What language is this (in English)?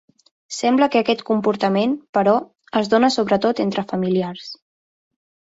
Catalan